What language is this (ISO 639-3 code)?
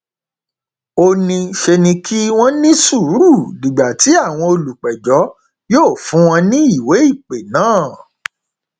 yor